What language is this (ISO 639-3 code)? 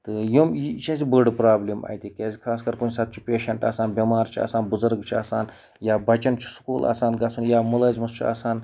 kas